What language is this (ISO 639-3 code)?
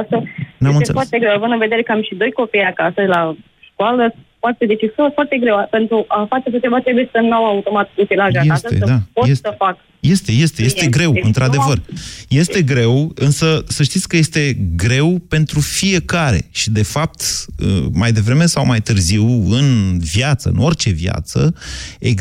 ron